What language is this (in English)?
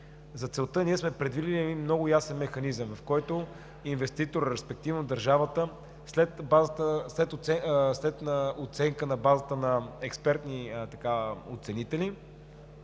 Bulgarian